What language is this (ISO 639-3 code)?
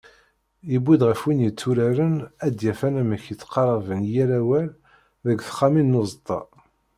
kab